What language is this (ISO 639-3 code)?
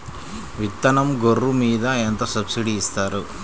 tel